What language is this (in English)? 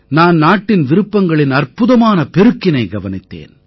Tamil